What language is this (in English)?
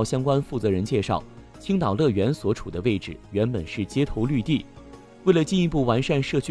Chinese